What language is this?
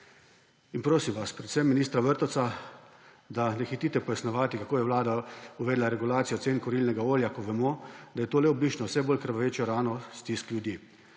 Slovenian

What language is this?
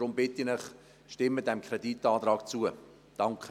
Swiss German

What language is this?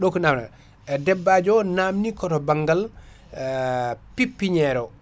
Fula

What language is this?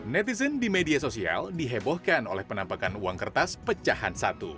Indonesian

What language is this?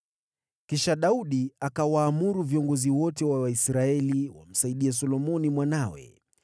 Swahili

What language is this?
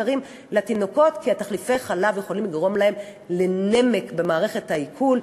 Hebrew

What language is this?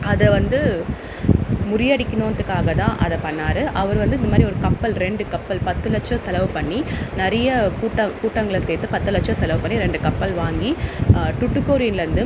Tamil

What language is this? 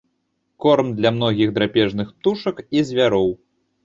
Belarusian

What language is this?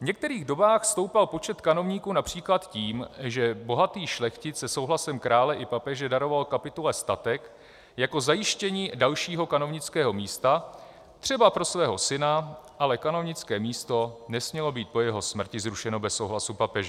Czech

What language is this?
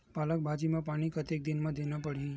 Chhattisgarhi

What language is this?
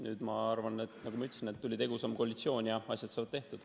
Estonian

